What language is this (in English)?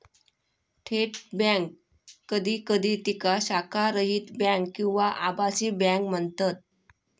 Marathi